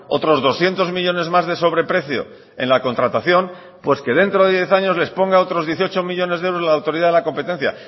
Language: Spanish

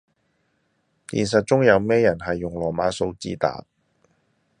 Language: Cantonese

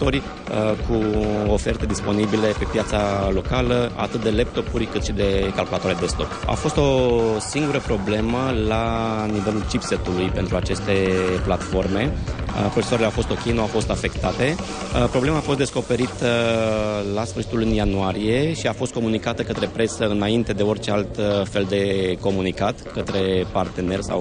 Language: Romanian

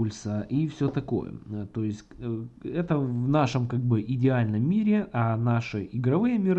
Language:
Russian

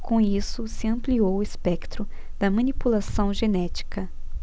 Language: Portuguese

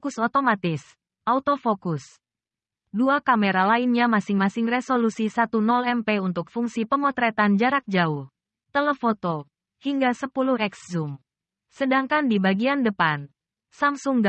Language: Indonesian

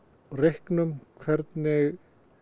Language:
Icelandic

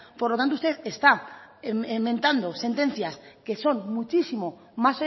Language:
Spanish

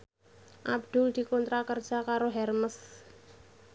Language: Javanese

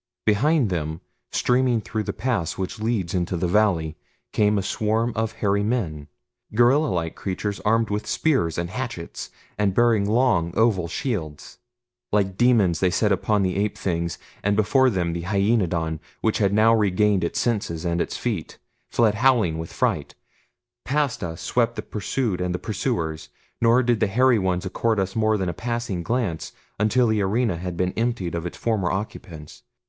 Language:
English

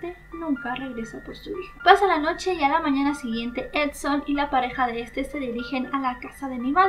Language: Spanish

